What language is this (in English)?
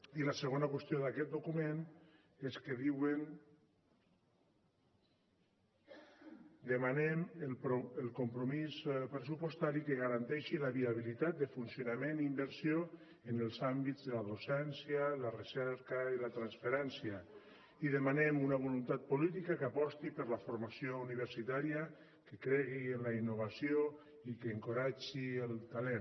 Catalan